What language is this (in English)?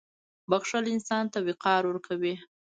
Pashto